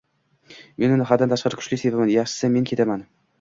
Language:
Uzbek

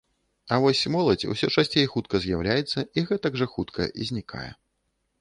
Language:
Belarusian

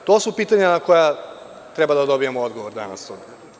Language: Serbian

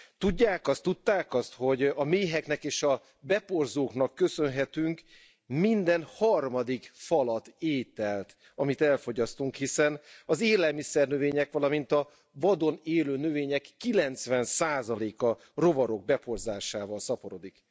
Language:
Hungarian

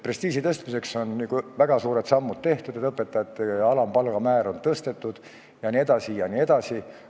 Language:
Estonian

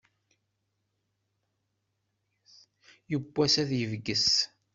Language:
Kabyle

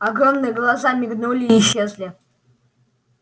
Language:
Russian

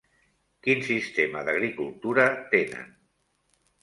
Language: Catalan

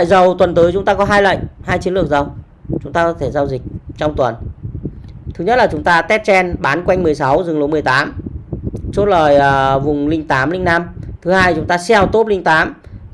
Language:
Vietnamese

